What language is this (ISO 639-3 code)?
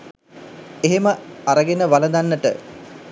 sin